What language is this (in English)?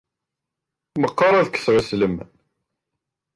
Kabyle